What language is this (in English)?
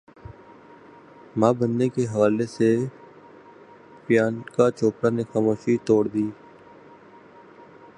Urdu